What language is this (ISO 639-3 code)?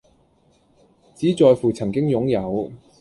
yue